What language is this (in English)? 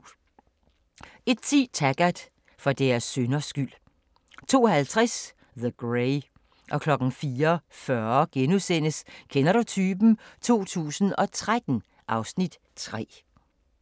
Danish